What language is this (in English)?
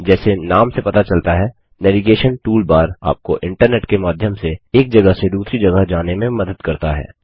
Hindi